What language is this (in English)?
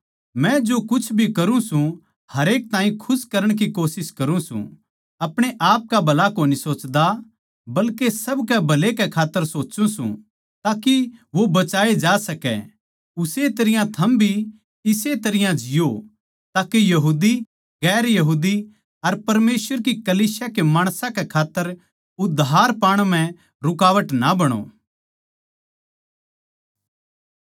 Haryanvi